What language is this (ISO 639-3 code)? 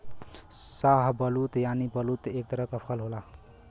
bho